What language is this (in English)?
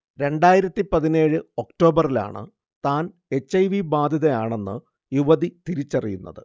Malayalam